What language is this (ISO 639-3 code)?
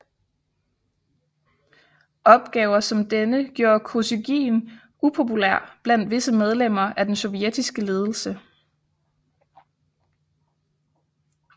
dan